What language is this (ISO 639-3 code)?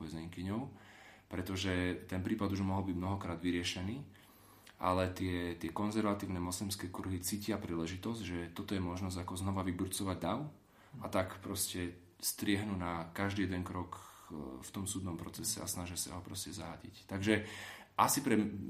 slk